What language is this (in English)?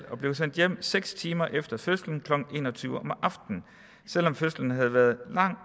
Danish